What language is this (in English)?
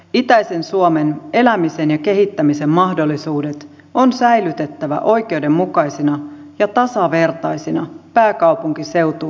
Finnish